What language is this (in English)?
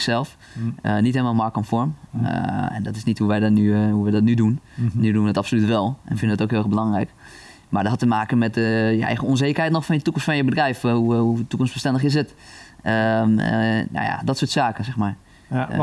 Dutch